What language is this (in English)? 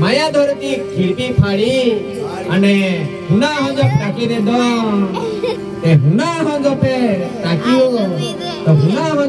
Indonesian